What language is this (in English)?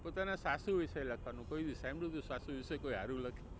Gujarati